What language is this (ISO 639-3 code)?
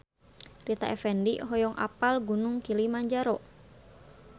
sun